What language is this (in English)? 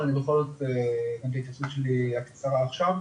Hebrew